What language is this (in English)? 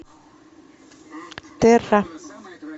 Russian